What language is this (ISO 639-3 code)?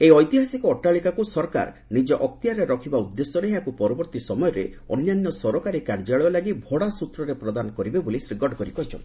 ori